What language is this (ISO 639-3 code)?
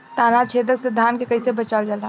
bho